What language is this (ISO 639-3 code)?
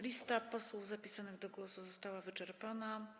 pol